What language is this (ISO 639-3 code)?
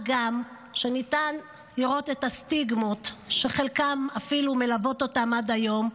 heb